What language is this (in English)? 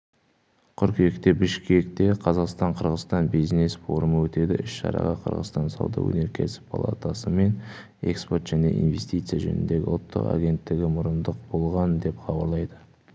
Kazakh